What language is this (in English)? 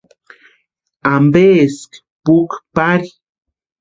Western Highland Purepecha